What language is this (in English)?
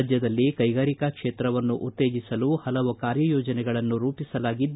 Kannada